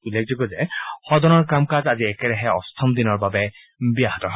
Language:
Assamese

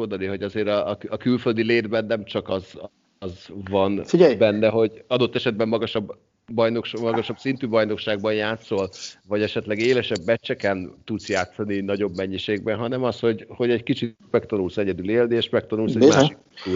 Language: Hungarian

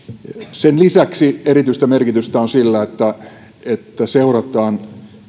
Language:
Finnish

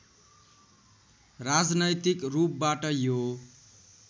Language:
Nepali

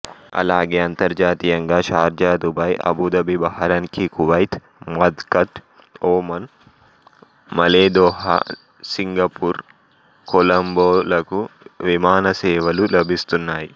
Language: Telugu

